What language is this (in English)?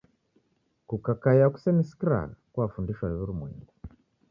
Taita